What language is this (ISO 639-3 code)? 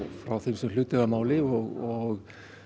isl